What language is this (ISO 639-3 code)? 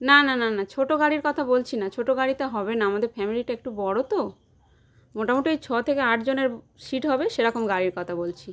ben